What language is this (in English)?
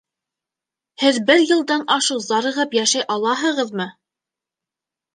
Bashkir